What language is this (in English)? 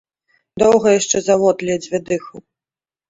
Belarusian